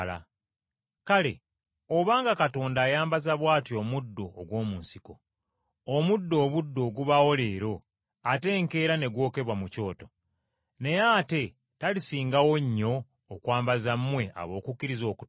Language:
Ganda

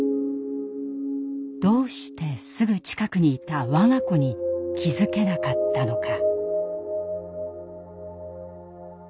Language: Japanese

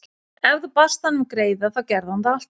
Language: Icelandic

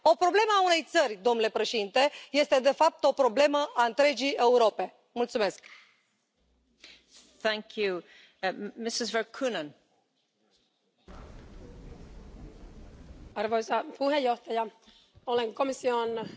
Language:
Romanian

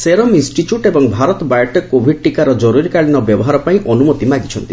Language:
Odia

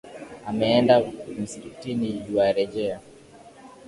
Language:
Swahili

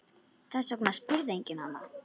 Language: Icelandic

